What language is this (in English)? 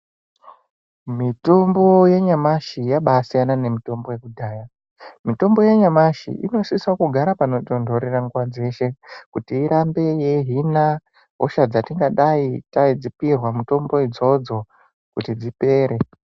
Ndau